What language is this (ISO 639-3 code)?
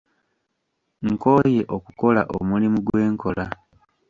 lug